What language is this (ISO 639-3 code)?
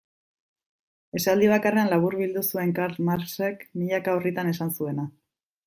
eus